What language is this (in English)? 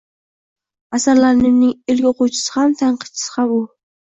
Uzbek